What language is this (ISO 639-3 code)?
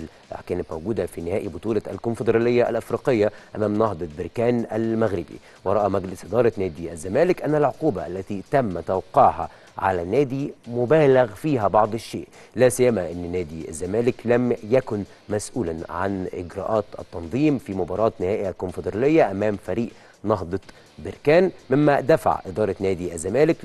ara